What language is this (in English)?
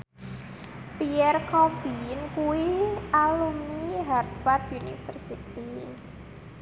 Javanese